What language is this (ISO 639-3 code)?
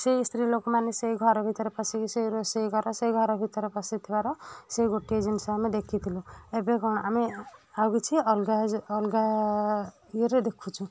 ori